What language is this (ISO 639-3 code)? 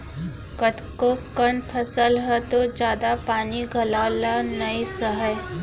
hne